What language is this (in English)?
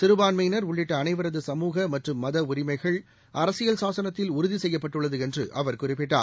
Tamil